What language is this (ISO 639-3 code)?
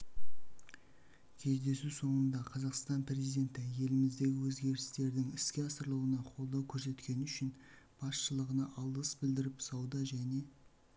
kaz